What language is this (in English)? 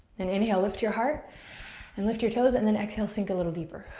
English